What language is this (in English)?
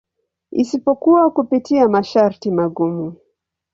Swahili